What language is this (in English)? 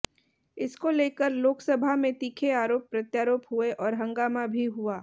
Hindi